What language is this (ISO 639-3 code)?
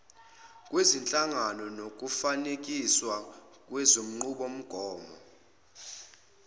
zul